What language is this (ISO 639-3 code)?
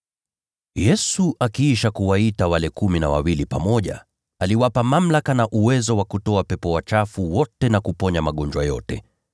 swa